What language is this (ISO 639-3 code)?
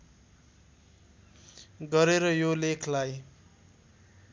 nep